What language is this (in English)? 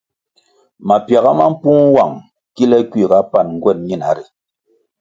Kwasio